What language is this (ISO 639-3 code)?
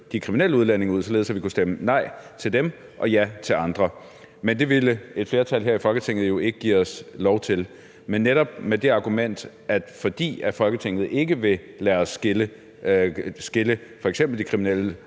dan